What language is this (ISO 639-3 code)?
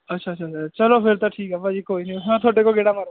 pan